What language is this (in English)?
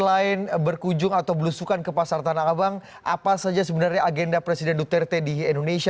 Indonesian